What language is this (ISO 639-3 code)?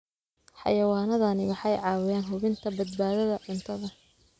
som